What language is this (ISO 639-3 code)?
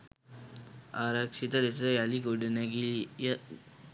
sin